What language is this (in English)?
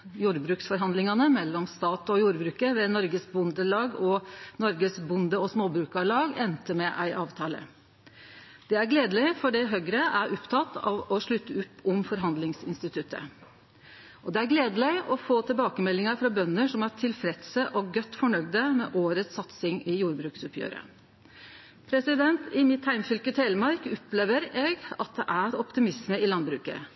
Norwegian Nynorsk